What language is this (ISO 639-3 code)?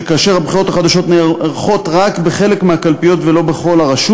heb